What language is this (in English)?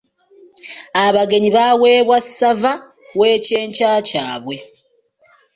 Ganda